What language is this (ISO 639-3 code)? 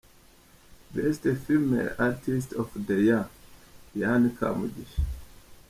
kin